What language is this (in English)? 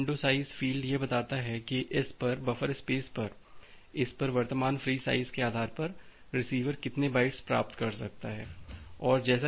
Hindi